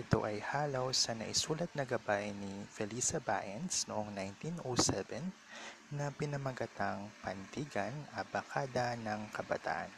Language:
Filipino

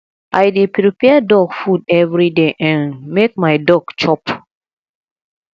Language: Nigerian Pidgin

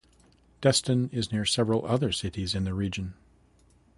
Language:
English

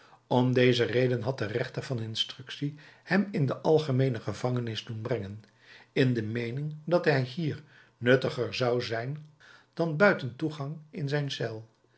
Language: Dutch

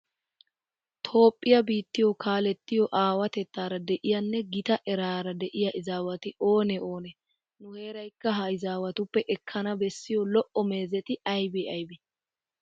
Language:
Wolaytta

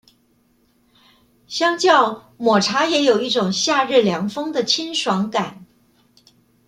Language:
Chinese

